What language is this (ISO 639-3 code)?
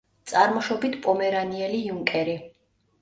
kat